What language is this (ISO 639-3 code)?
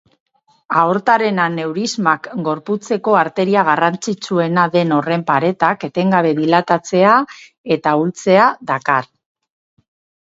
eus